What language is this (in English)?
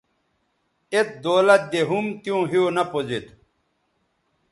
Bateri